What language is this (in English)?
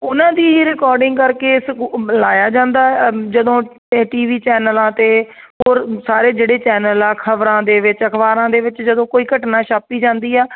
Punjabi